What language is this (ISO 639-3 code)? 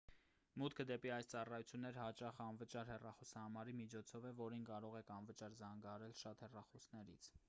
hye